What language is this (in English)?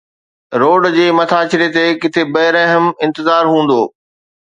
Sindhi